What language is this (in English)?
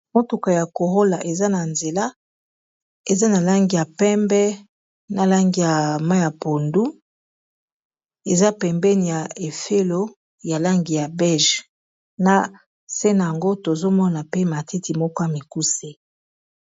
Lingala